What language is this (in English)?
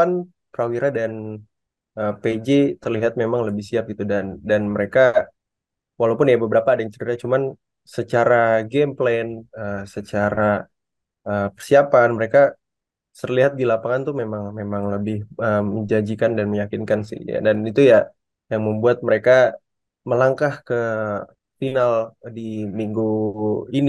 Indonesian